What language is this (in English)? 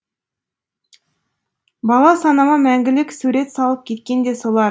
Kazakh